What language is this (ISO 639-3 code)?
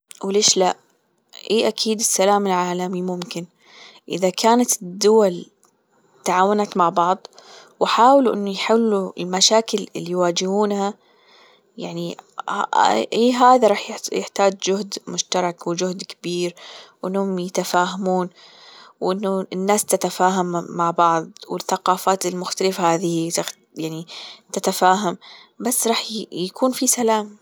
afb